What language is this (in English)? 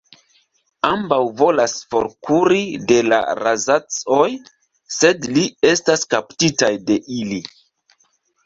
Esperanto